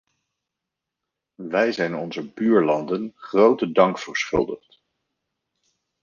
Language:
Dutch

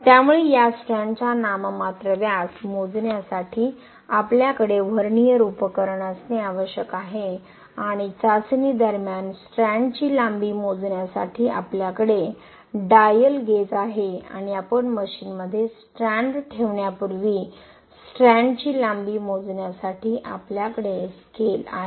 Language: Marathi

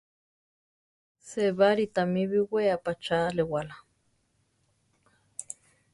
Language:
Central Tarahumara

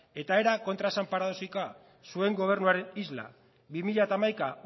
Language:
Basque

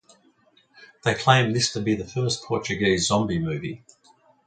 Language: English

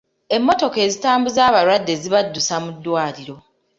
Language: Ganda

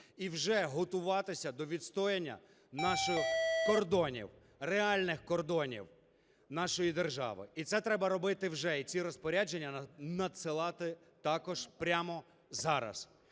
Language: Ukrainian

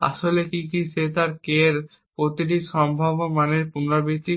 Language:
Bangla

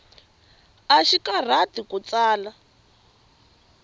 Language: Tsonga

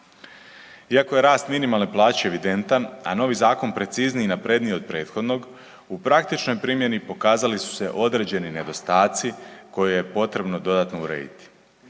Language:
Croatian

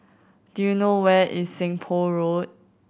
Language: English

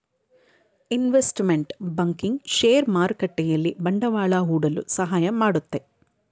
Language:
Kannada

